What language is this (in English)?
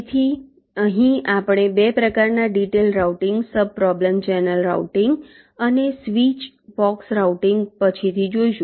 Gujarati